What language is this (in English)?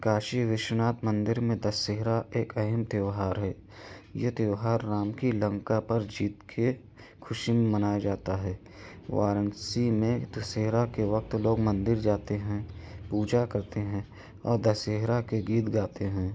Urdu